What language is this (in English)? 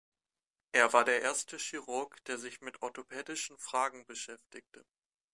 German